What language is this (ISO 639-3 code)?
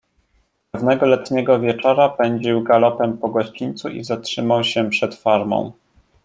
pol